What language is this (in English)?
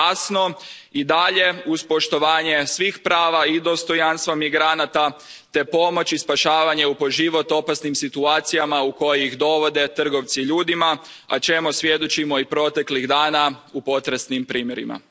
Croatian